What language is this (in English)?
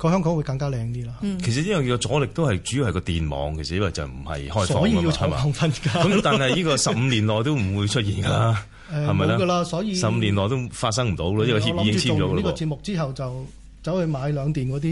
Chinese